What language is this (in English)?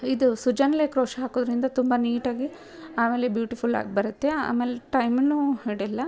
Kannada